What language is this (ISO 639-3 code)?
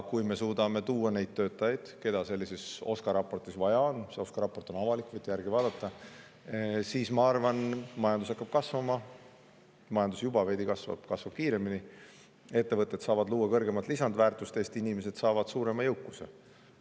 est